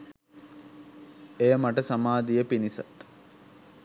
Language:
Sinhala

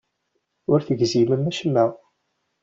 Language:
Kabyle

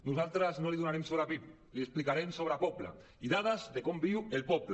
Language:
Catalan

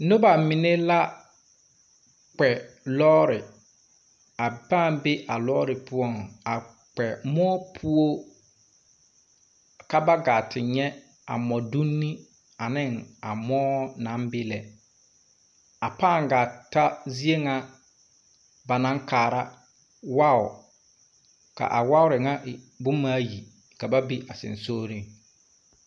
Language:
Southern Dagaare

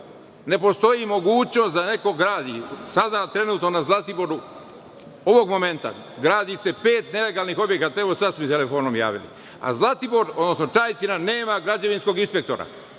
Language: Serbian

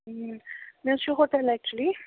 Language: Kashmiri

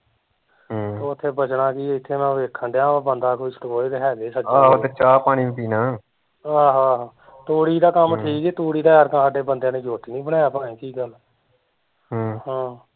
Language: Punjabi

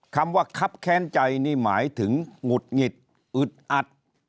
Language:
Thai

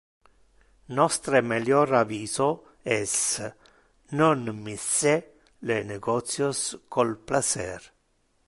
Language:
Interlingua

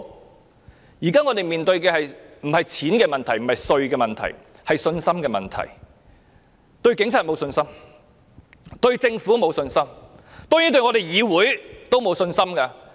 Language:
Cantonese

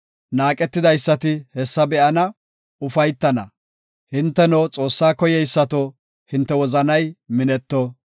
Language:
Gofa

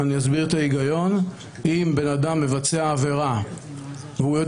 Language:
Hebrew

